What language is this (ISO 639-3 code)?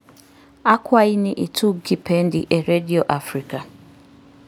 luo